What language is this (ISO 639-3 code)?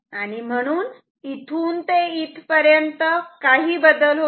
mar